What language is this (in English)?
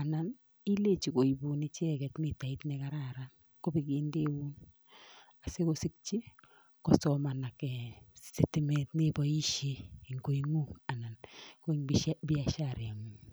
Kalenjin